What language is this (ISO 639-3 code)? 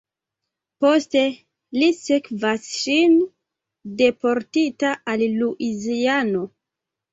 epo